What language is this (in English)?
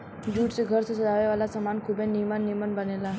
Bhojpuri